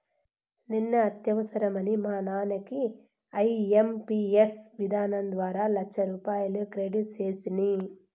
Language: Telugu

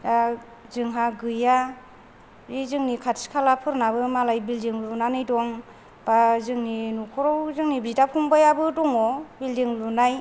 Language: Bodo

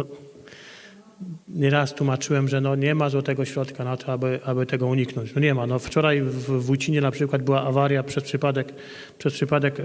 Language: Polish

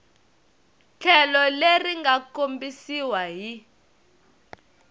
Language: Tsonga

